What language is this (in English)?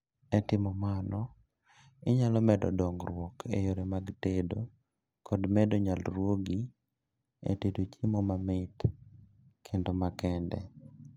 Luo (Kenya and Tanzania)